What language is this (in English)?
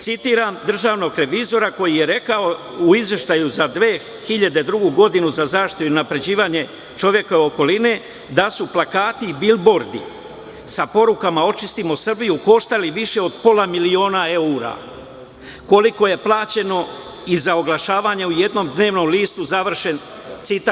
Serbian